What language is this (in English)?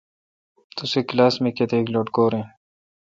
Kalkoti